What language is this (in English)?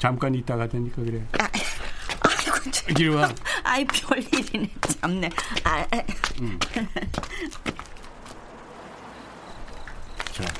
Korean